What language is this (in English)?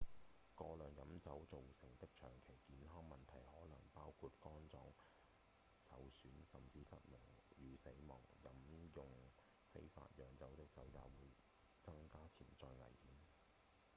Cantonese